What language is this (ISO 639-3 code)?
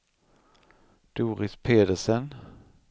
swe